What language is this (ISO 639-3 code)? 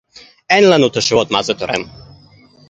heb